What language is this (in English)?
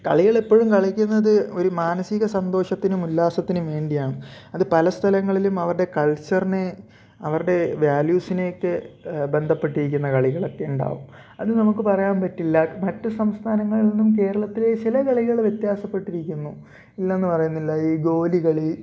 Malayalam